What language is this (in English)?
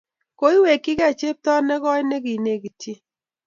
Kalenjin